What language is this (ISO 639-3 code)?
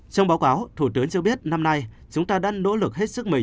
vie